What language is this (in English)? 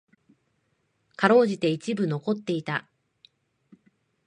Japanese